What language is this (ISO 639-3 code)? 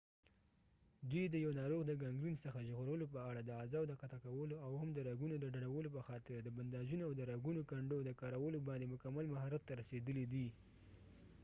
pus